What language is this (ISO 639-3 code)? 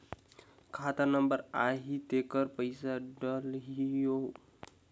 hne